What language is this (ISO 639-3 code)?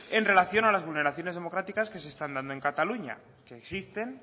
spa